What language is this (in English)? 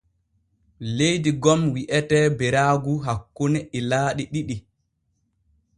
Borgu Fulfulde